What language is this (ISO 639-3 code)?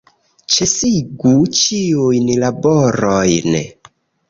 epo